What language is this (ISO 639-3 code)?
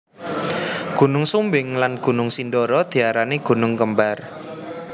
jav